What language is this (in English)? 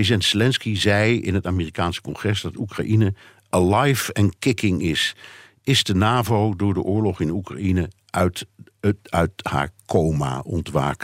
Dutch